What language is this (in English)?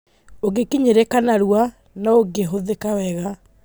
Kikuyu